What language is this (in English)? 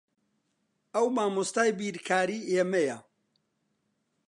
Central Kurdish